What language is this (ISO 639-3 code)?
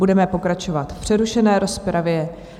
ces